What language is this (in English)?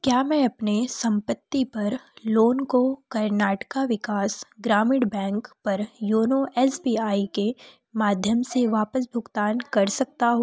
Hindi